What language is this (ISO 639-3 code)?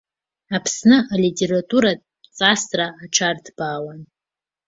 abk